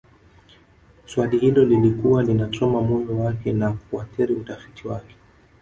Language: Swahili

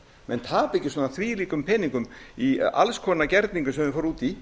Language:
Icelandic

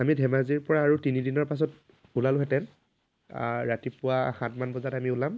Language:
Assamese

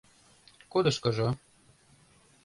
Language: Mari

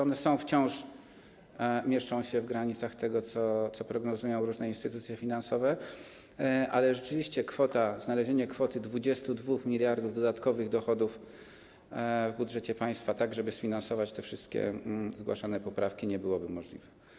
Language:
Polish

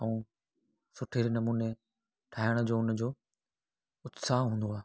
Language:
Sindhi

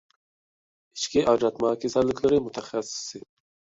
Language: Uyghur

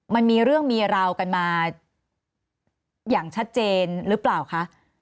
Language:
Thai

